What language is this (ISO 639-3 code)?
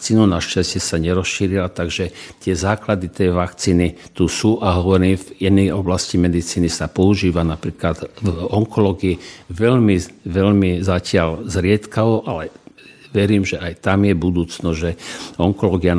slk